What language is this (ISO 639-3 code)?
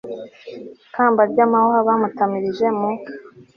kin